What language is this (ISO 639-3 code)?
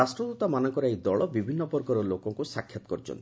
ori